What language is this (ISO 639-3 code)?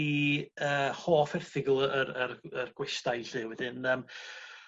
cym